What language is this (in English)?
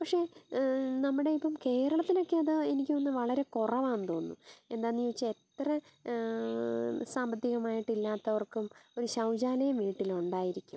Malayalam